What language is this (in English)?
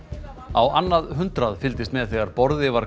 Icelandic